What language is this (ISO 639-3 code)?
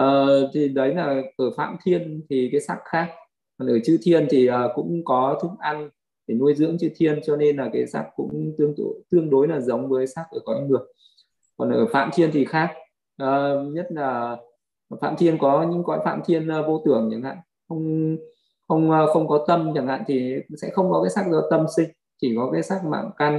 vie